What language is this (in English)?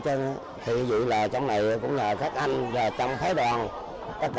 Vietnamese